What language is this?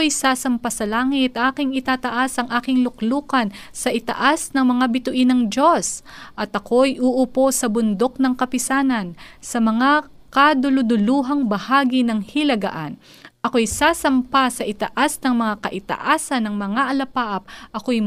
Filipino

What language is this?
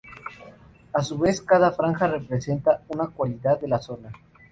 Spanish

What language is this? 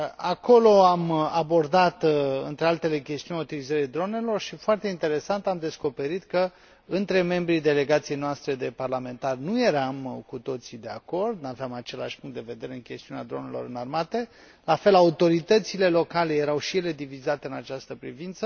Romanian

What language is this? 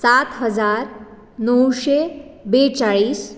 Konkani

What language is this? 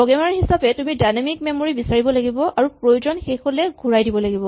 Assamese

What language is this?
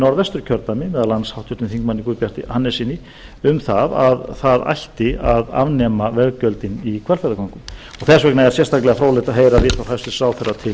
Icelandic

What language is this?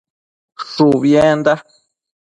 Matsés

